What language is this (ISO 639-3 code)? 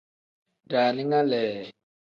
kdh